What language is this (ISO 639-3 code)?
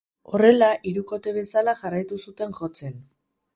eus